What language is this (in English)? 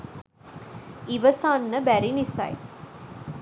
Sinhala